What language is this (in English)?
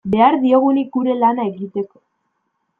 Basque